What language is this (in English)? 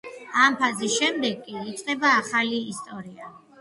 Georgian